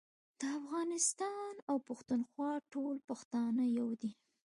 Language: Pashto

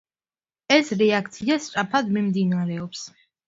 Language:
Georgian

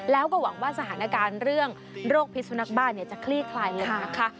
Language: Thai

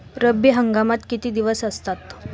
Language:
Marathi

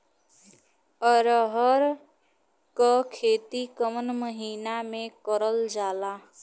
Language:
Bhojpuri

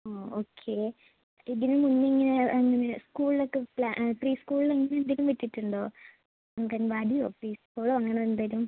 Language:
Malayalam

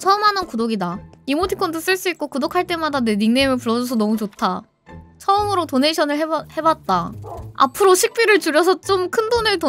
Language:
Korean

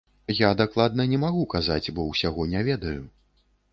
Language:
Belarusian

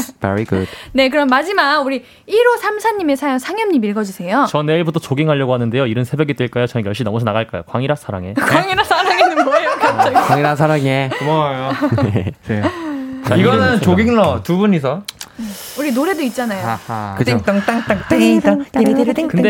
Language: Korean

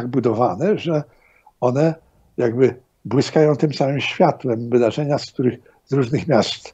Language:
Polish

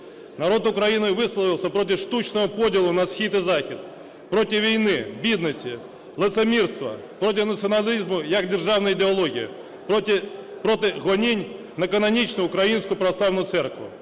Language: Ukrainian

